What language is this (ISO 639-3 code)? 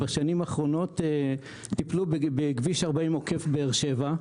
heb